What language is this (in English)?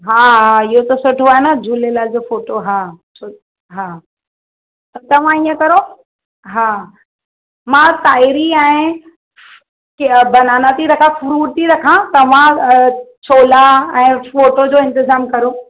Sindhi